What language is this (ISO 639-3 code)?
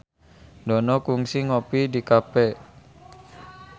sun